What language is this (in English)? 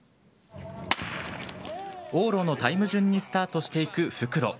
Japanese